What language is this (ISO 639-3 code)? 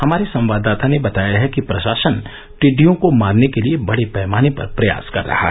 hin